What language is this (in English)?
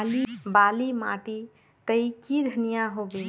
Magahi